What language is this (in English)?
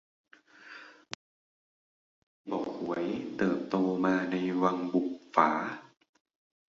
Thai